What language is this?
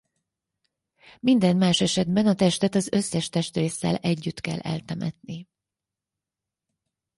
Hungarian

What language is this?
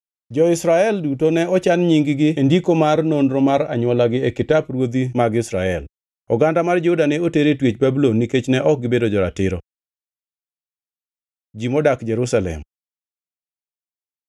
Luo (Kenya and Tanzania)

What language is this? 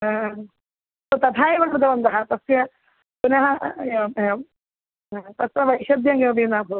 Sanskrit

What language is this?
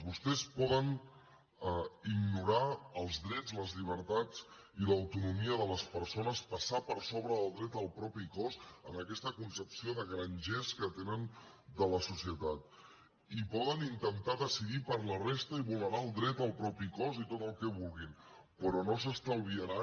Catalan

